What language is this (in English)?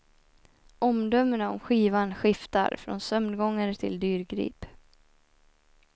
Swedish